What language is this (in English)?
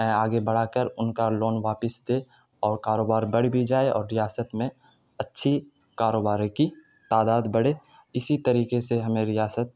Urdu